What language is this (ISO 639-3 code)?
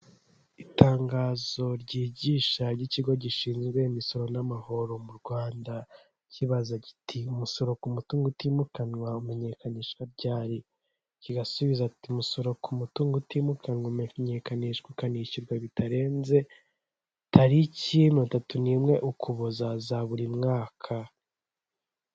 kin